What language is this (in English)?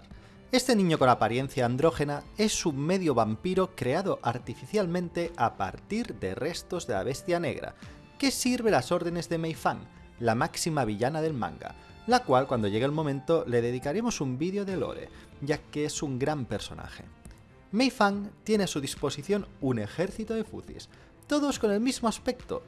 Spanish